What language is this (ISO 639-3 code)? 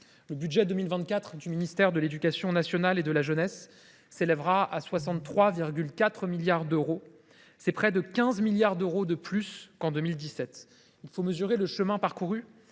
fra